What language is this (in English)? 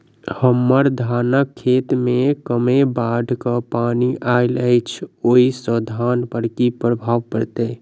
Maithili